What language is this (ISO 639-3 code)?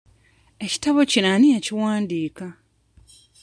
lug